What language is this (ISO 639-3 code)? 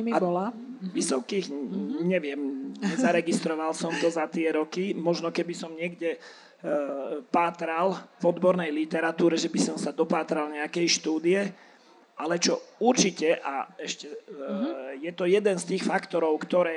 slk